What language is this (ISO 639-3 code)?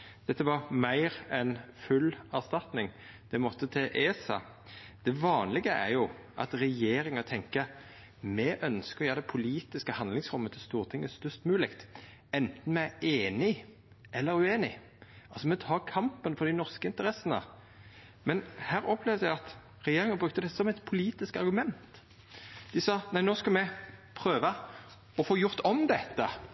nno